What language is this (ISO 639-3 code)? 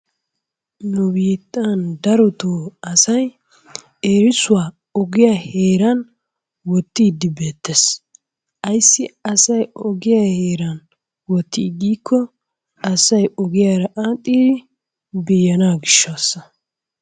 wal